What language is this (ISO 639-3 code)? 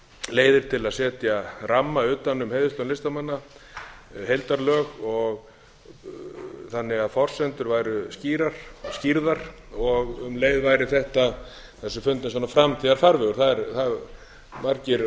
isl